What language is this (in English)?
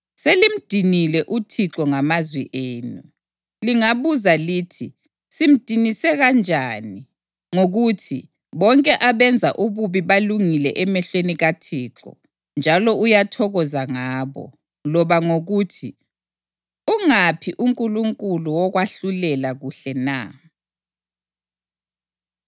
North Ndebele